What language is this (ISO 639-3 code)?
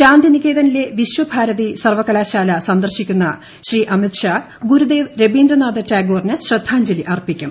mal